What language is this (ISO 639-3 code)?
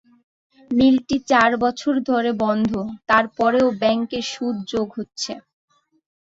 ben